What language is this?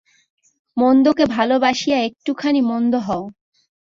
Bangla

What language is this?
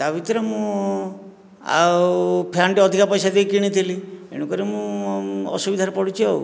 Odia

